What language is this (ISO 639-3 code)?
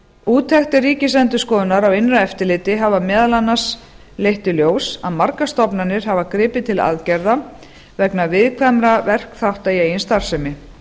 isl